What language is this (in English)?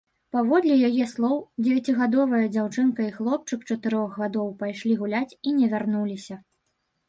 Belarusian